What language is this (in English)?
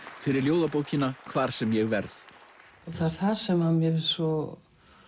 Icelandic